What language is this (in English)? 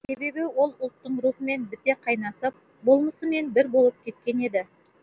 Kazakh